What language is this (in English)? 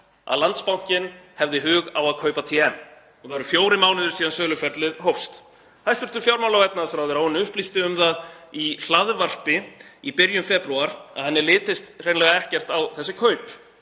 Icelandic